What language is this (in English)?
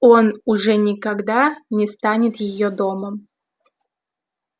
Russian